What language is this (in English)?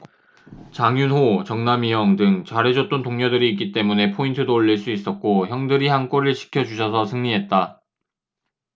Korean